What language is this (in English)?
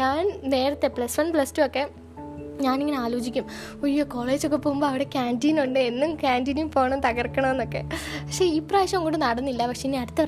Malayalam